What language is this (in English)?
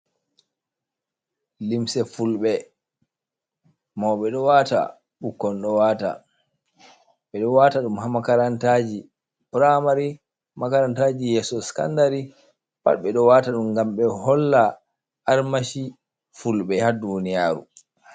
Fula